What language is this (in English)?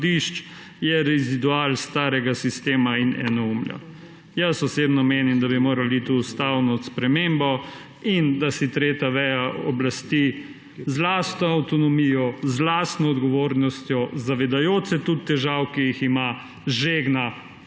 Slovenian